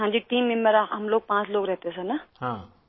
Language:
Urdu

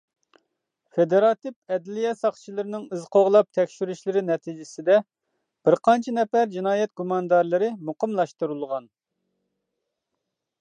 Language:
Uyghur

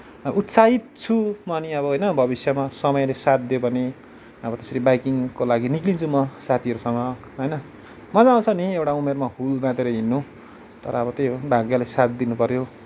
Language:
Nepali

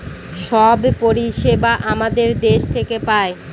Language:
Bangla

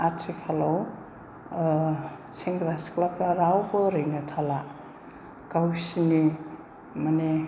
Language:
Bodo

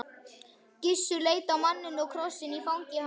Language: Icelandic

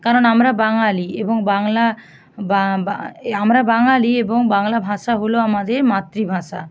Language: Bangla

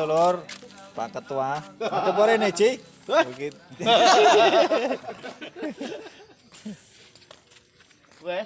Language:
Indonesian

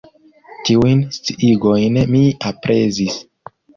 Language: Esperanto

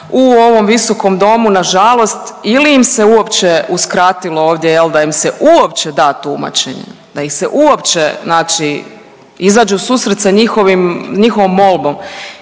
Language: Croatian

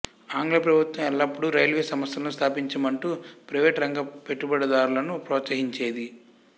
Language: Telugu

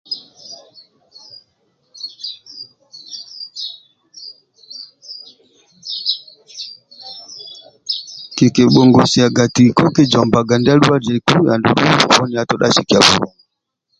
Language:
Amba (Uganda)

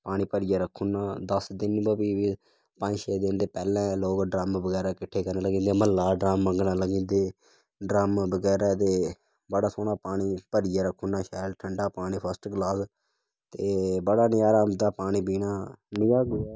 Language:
Dogri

